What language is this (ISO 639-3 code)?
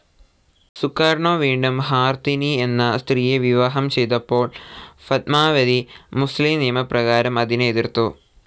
mal